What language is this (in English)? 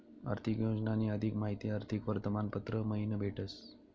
Marathi